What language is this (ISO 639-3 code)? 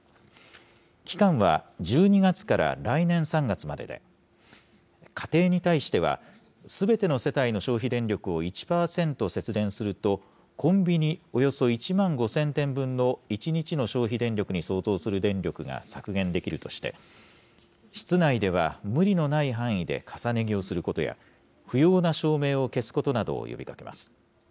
jpn